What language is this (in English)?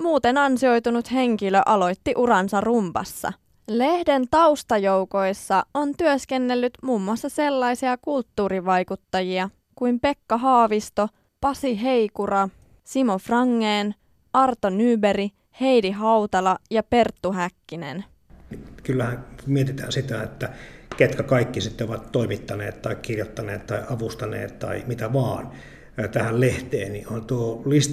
Finnish